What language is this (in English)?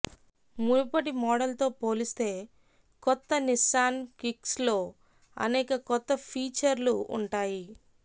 Telugu